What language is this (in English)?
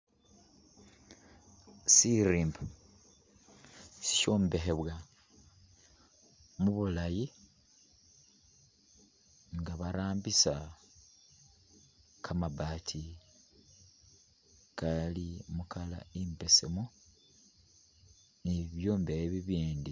Masaaba